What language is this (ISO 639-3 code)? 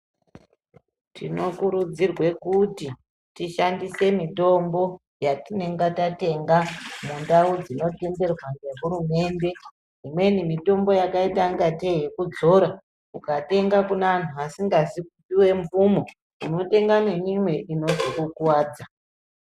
ndc